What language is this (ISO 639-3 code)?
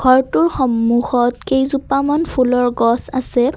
asm